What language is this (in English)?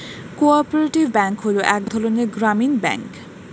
Bangla